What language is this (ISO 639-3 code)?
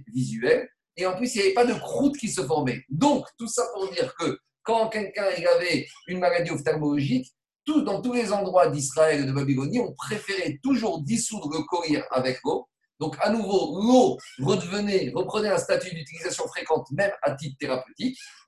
fra